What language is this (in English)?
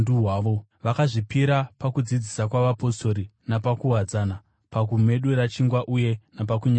Shona